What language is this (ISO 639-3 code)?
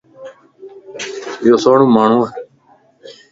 lss